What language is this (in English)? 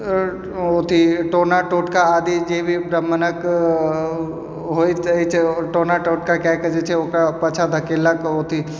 Maithili